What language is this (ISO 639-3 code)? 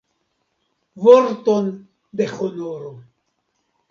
epo